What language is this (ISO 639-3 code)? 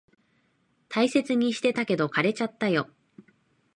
jpn